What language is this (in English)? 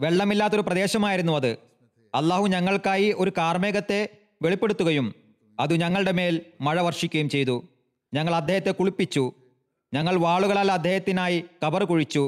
Malayalam